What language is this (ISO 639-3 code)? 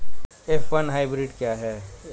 hin